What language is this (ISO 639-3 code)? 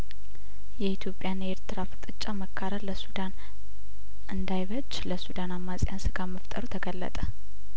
amh